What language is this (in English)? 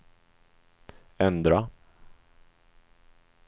Swedish